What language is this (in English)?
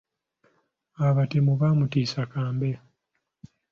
Ganda